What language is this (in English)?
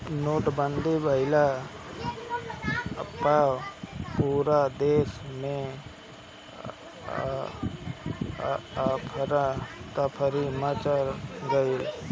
Bhojpuri